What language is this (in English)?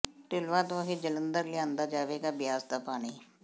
Punjabi